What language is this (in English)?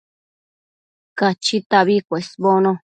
Matsés